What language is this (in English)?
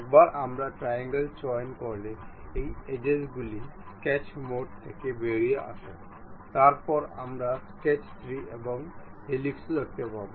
Bangla